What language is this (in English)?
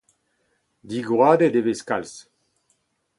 Breton